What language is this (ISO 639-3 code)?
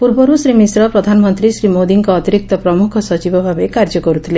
ori